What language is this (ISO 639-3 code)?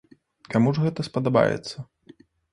bel